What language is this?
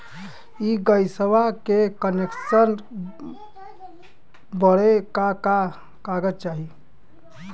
Bhojpuri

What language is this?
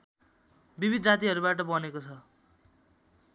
Nepali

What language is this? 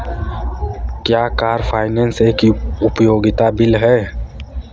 Hindi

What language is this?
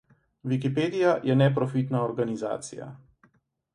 Slovenian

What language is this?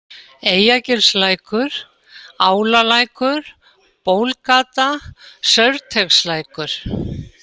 Icelandic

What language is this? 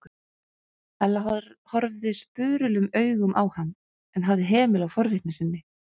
Icelandic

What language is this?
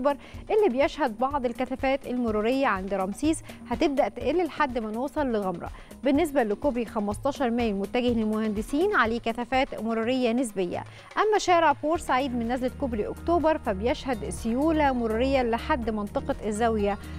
Arabic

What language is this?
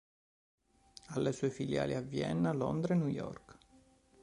Italian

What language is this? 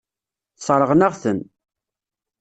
Kabyle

